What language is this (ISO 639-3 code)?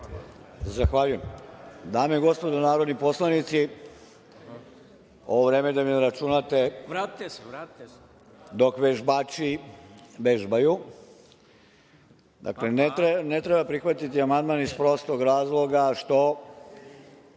srp